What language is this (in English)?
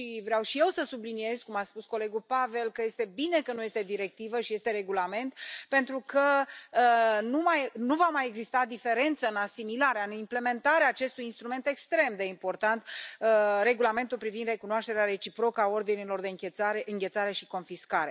Romanian